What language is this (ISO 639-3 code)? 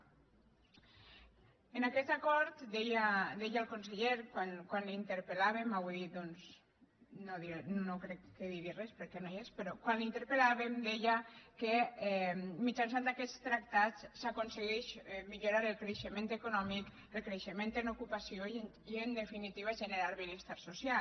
cat